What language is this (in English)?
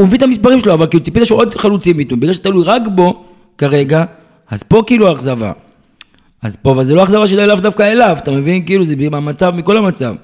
Hebrew